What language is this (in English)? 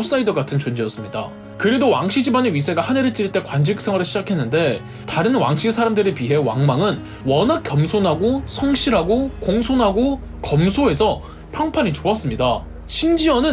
Korean